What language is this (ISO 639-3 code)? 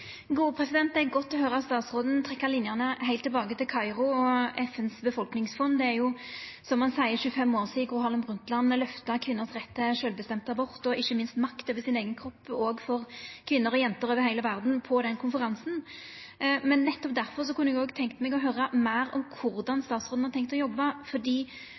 nor